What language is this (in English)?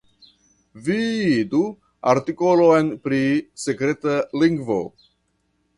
Esperanto